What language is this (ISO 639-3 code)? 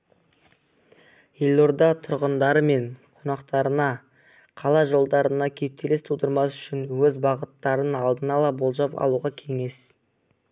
kaz